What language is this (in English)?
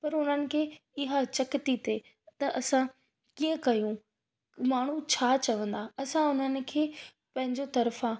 Sindhi